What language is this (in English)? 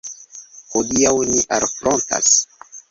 Esperanto